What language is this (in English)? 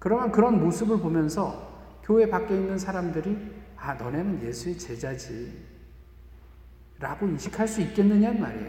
Korean